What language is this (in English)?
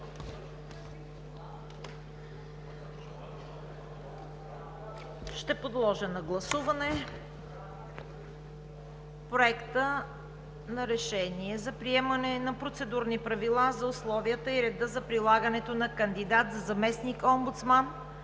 Bulgarian